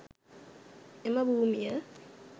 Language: Sinhala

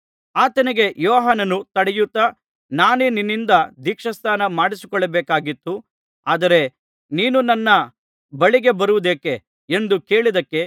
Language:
Kannada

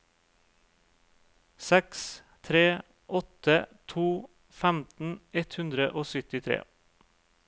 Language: Norwegian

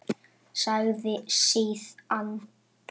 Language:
Icelandic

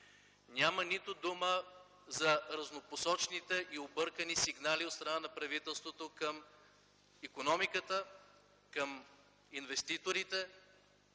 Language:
Bulgarian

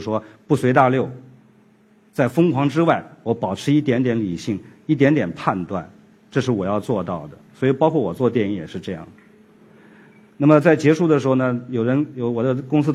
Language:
Chinese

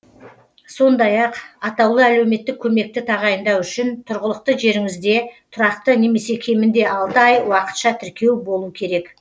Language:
Kazakh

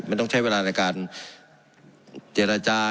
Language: Thai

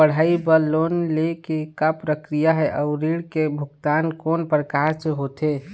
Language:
Chhattisgarhi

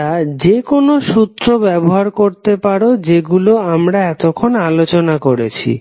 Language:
Bangla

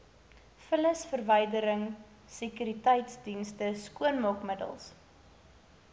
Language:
Afrikaans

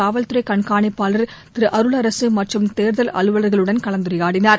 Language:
Tamil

